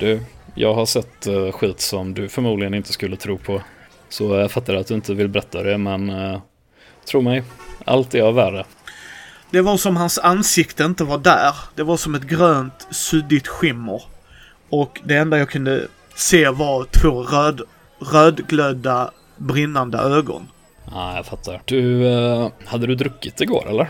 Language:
Swedish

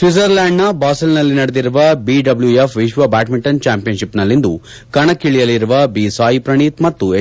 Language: Kannada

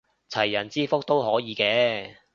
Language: Cantonese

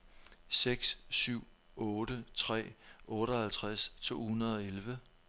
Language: Danish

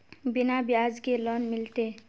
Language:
Magahi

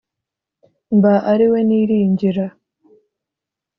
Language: Kinyarwanda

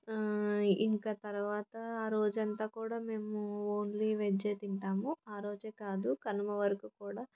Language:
Telugu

